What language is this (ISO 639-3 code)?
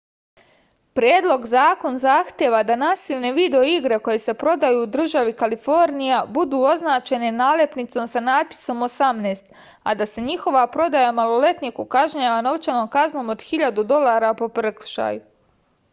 srp